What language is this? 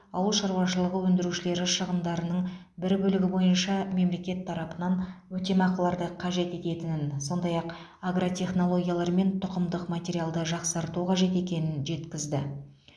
Kazakh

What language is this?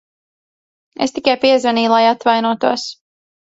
Latvian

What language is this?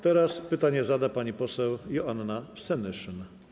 Polish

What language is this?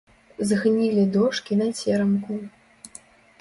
Belarusian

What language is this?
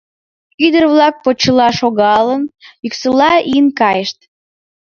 Mari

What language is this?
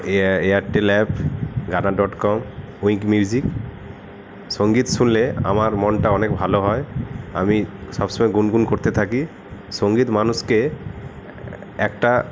Bangla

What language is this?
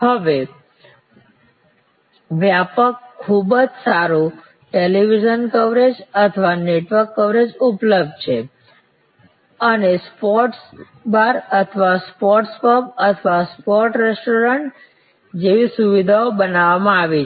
Gujarati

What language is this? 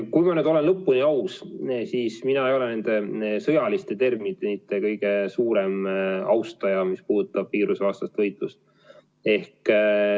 Estonian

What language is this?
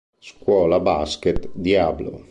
Italian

